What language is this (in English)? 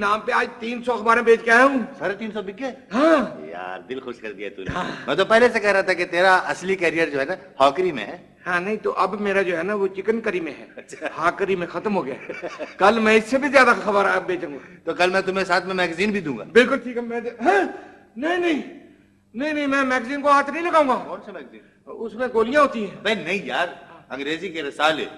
Urdu